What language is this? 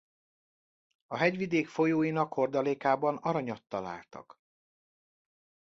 Hungarian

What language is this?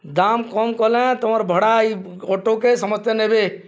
Odia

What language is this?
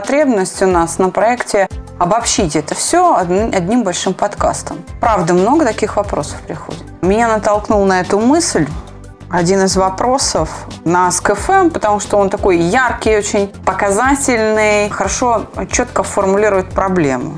Russian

